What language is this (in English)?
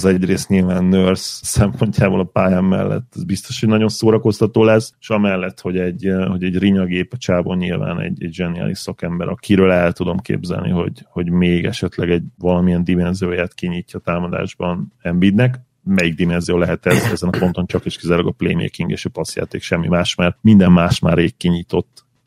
Hungarian